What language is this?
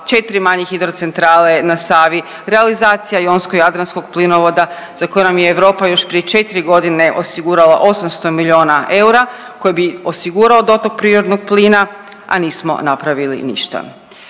Croatian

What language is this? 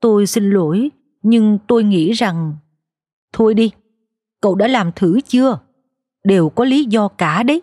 Vietnamese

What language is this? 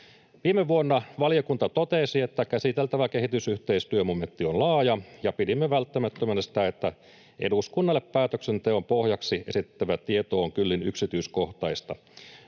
Finnish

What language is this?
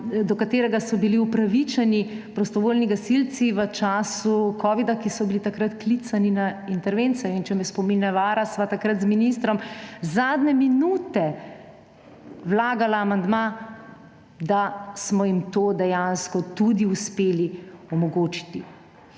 Slovenian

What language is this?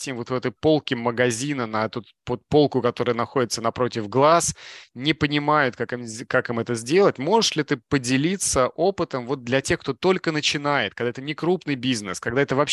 Russian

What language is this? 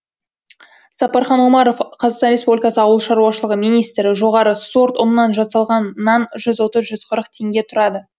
Kazakh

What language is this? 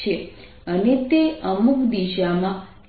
Gujarati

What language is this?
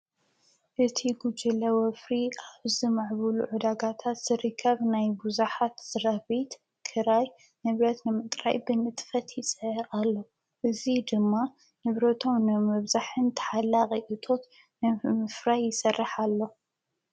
Tigrinya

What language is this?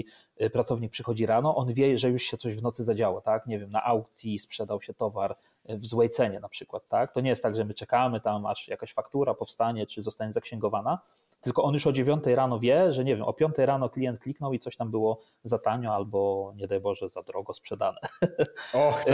Polish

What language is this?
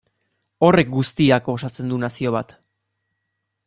Basque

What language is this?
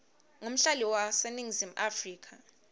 Swati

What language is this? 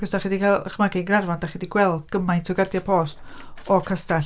Welsh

